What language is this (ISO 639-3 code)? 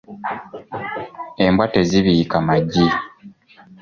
lug